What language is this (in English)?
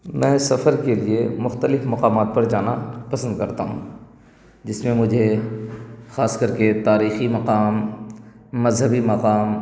Urdu